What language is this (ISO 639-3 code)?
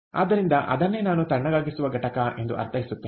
kan